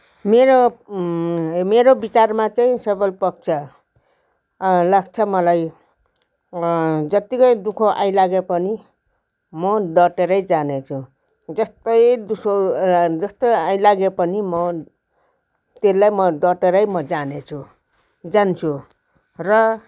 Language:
Nepali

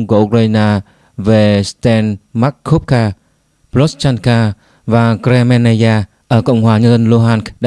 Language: Vietnamese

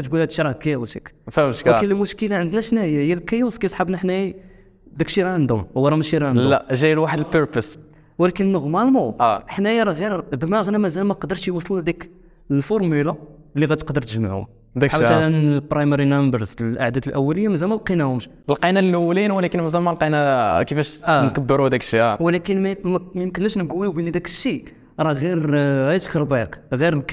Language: Arabic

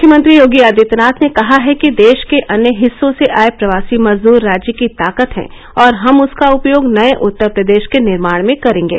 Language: Hindi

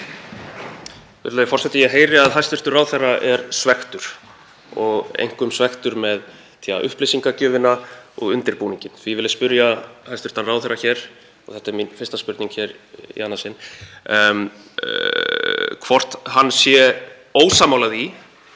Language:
Icelandic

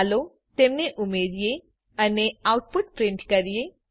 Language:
Gujarati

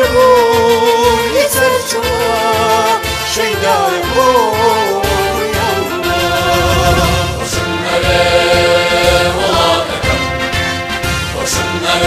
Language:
Dutch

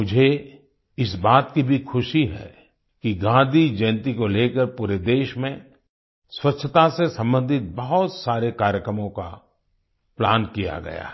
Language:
Hindi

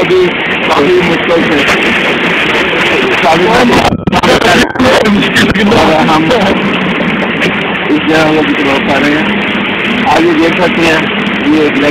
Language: Arabic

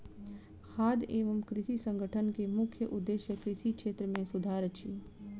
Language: Maithili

